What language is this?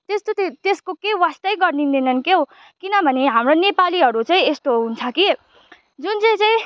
Nepali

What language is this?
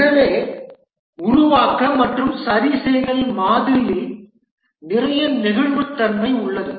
Tamil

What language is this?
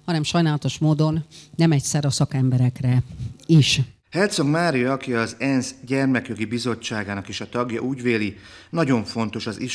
Hungarian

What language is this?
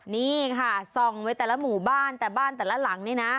Thai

